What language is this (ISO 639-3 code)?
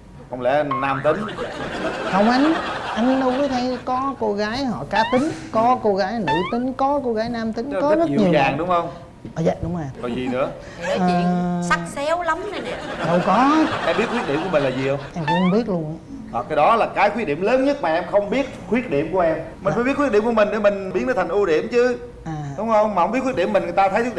vie